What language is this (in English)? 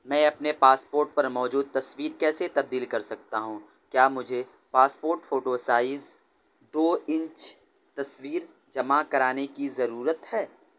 Urdu